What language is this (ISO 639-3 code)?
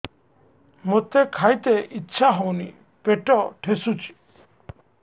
ori